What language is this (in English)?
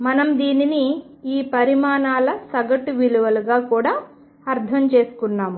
Telugu